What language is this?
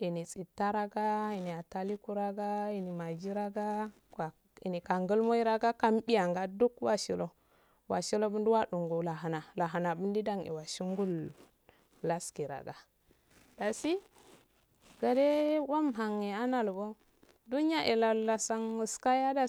Afade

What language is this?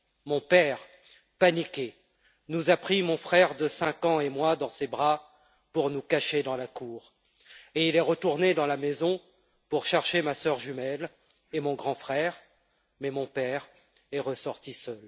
French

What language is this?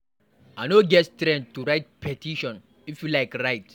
Nigerian Pidgin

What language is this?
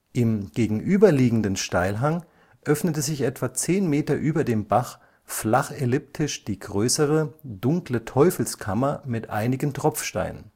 German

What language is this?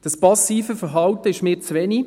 Swiss German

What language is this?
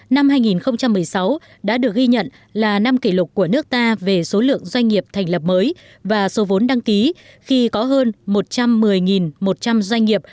Vietnamese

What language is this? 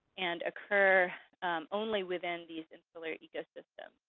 English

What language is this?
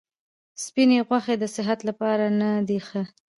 Pashto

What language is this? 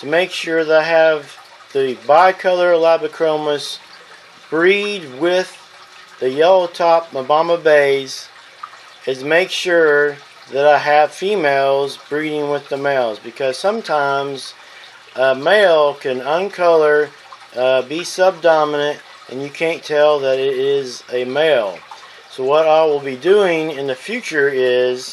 English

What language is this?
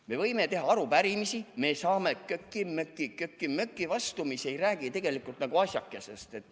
Estonian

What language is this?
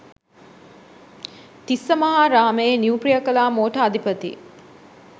Sinhala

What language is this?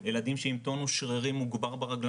Hebrew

